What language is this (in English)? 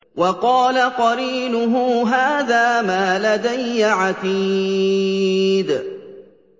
Arabic